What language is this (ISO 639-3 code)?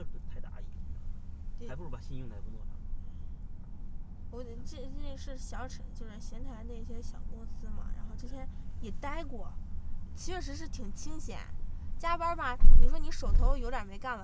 zho